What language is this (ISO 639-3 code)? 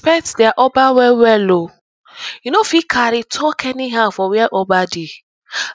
pcm